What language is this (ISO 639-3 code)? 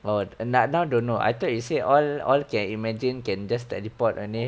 eng